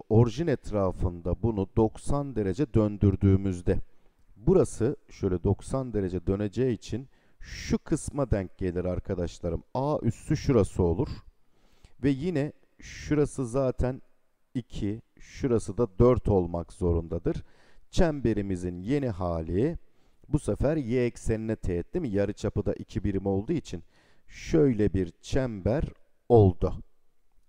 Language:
Turkish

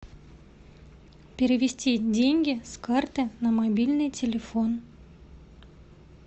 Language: Russian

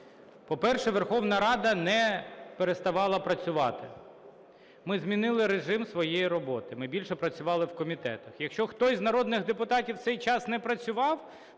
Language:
Ukrainian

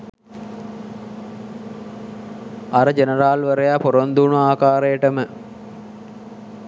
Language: Sinhala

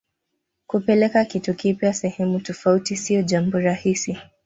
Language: Swahili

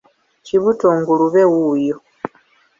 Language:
Ganda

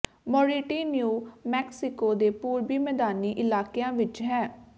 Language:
Punjabi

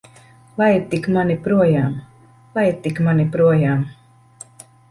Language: Latvian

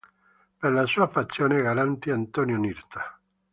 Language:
Italian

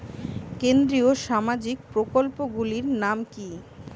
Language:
Bangla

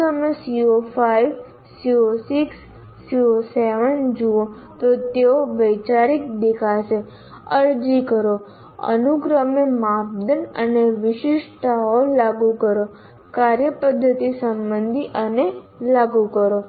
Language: Gujarati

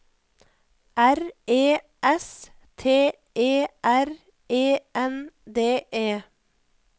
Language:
Norwegian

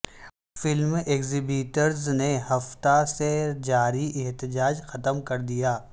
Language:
Urdu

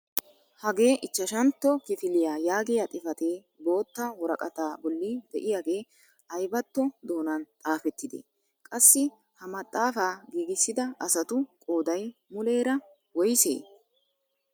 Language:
Wolaytta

